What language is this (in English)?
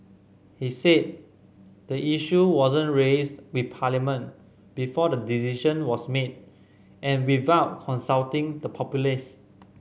English